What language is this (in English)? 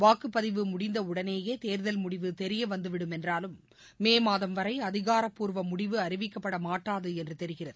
Tamil